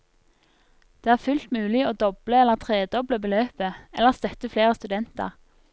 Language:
Norwegian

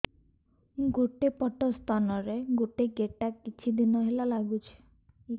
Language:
Odia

